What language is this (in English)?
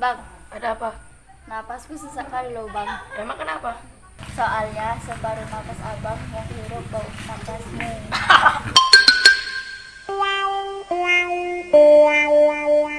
Indonesian